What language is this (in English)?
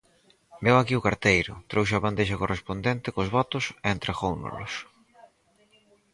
Galician